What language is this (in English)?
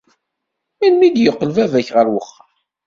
Kabyle